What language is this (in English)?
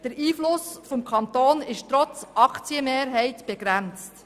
Swiss German